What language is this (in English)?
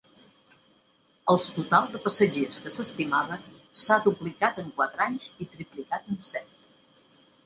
Catalan